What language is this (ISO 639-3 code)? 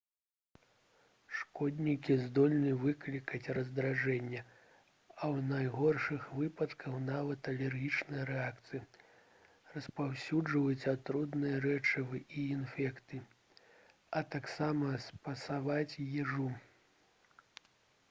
bel